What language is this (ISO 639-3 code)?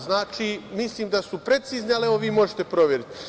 srp